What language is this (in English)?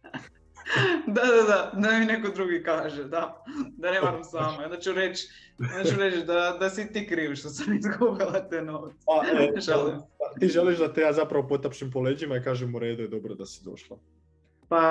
Croatian